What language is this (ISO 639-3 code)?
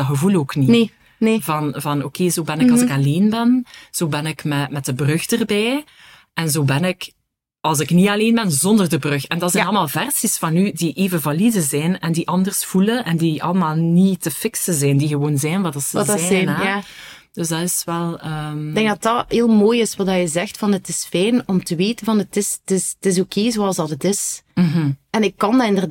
nld